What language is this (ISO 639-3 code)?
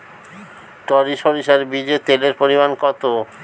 ben